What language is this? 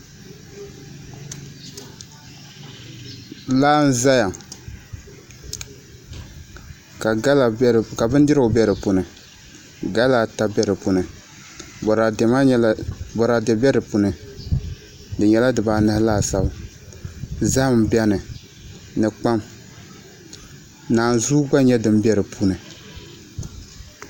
Dagbani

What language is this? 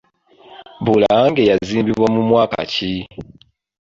Ganda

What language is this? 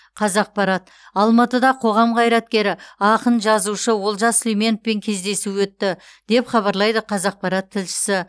Kazakh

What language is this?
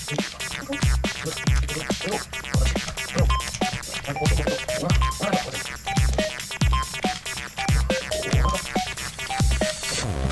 Japanese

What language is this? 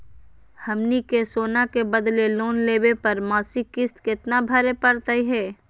Magahi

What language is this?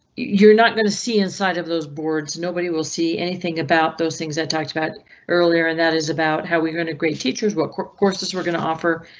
English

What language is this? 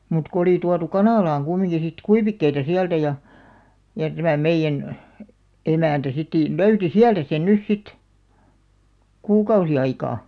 Finnish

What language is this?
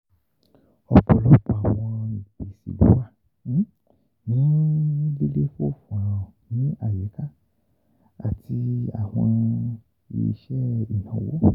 Yoruba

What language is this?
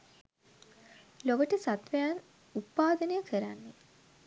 Sinhala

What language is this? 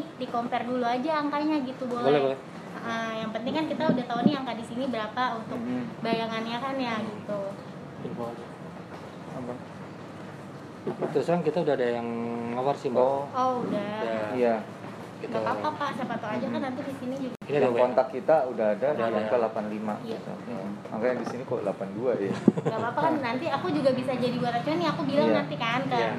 Indonesian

